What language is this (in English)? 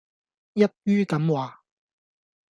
Cantonese